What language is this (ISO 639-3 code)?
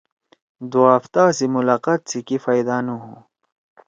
trw